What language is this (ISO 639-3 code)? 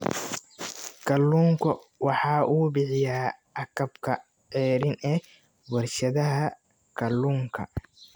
som